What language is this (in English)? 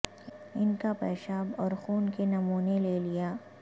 Urdu